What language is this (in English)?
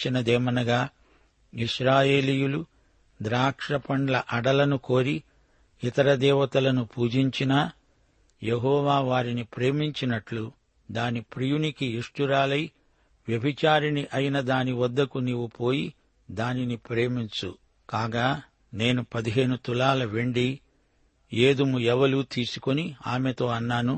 Telugu